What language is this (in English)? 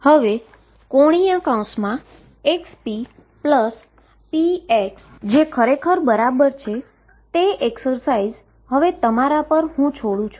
Gujarati